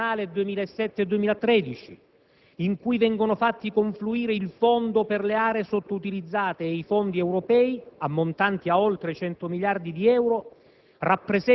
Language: Italian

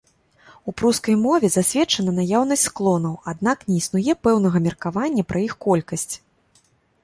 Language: Belarusian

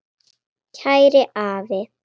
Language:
Icelandic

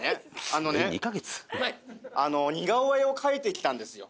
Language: Japanese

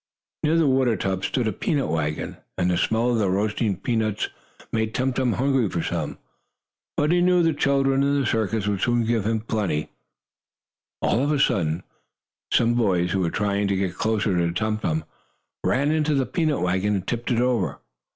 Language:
English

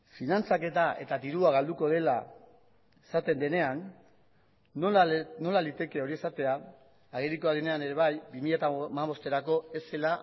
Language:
Basque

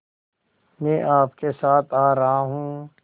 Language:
Hindi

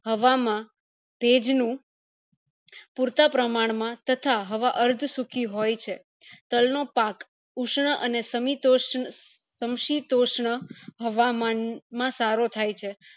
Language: Gujarati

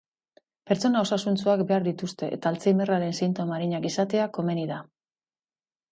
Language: Basque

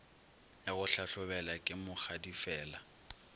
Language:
Northern Sotho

